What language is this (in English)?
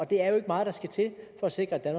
Danish